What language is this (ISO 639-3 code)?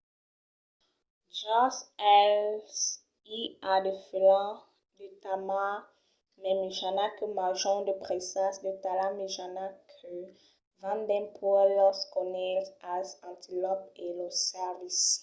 oci